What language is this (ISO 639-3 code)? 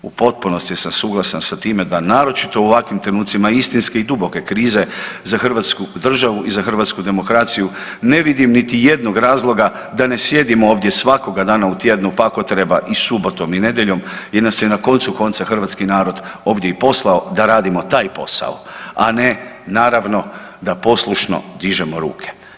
hrv